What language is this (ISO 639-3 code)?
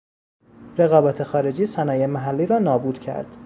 fas